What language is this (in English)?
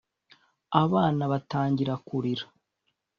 Kinyarwanda